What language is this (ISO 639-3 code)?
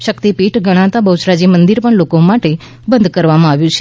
guj